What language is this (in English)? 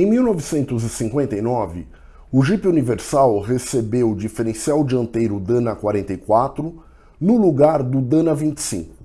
Portuguese